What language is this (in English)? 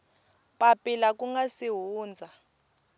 Tsonga